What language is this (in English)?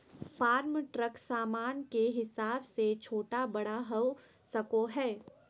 Magahi